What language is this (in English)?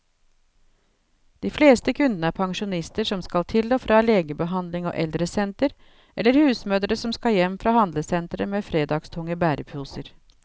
Norwegian